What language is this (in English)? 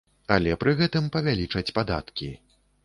Belarusian